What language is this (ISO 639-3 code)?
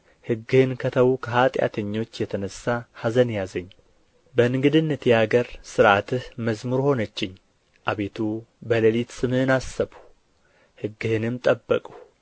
amh